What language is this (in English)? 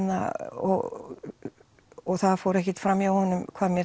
Icelandic